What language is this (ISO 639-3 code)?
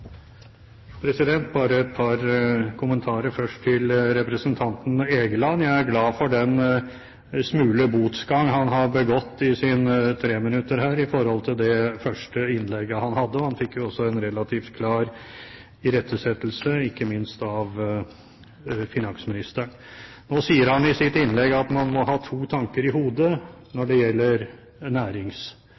nob